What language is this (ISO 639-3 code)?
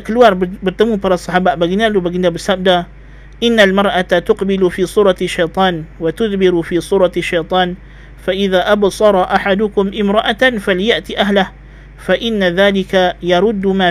msa